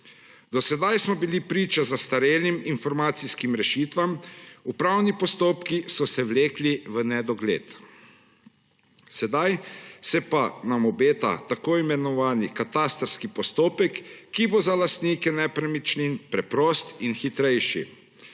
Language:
Slovenian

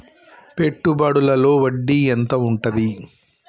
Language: Telugu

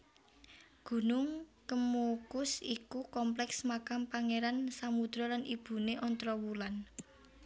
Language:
Javanese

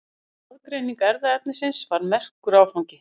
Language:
Icelandic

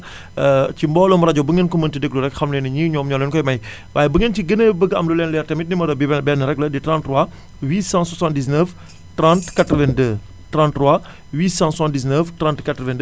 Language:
Wolof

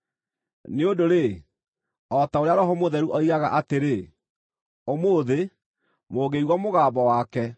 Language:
Kikuyu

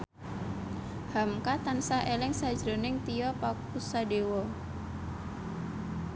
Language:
Javanese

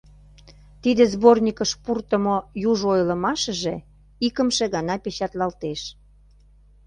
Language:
Mari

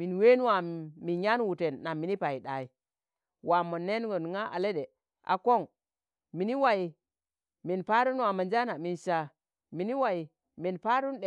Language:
Tangale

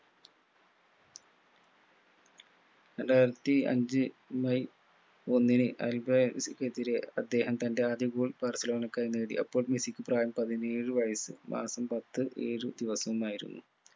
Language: Malayalam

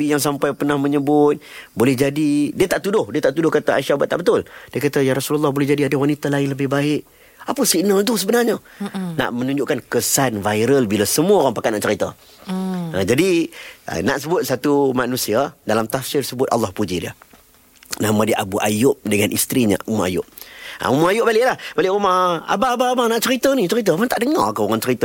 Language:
Malay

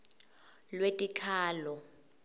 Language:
Swati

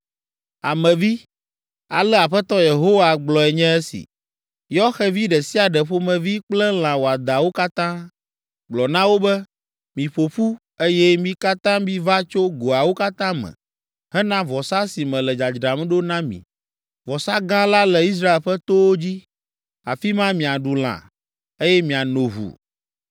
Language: Ewe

